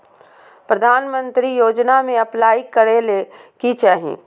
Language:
Magahi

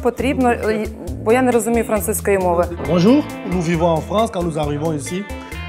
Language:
Russian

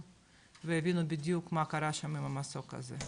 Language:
Hebrew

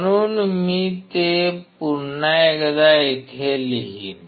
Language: Marathi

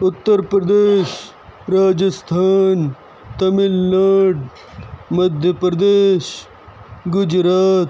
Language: Urdu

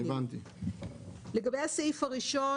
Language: Hebrew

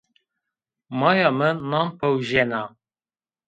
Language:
Zaza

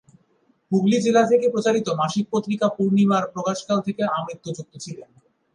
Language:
Bangla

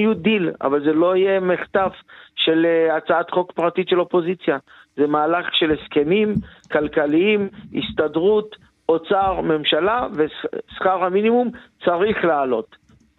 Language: Hebrew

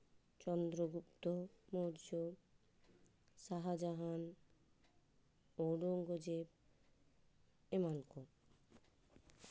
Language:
Santali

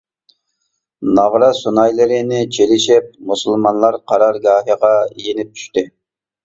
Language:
Uyghur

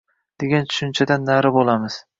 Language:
Uzbek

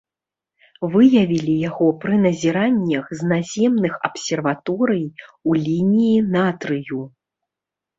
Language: Belarusian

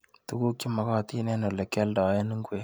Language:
Kalenjin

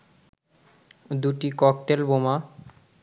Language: Bangla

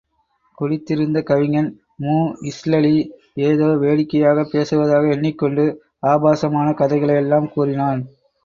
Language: Tamil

